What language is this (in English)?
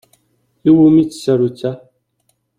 Kabyle